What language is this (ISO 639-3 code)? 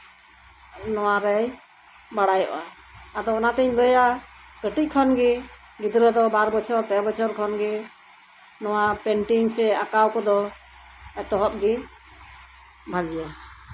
sat